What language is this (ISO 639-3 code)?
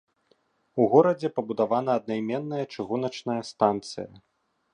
bel